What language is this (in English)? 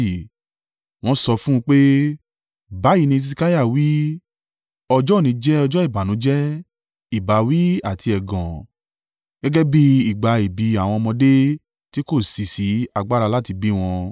Yoruba